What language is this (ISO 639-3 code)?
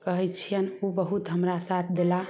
mai